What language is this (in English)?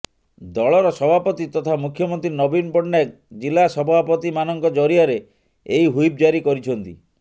Odia